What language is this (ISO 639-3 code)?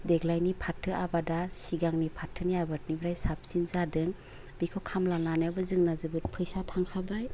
brx